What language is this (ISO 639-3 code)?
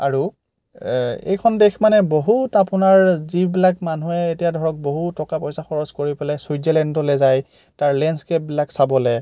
asm